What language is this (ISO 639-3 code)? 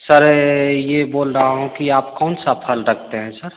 hin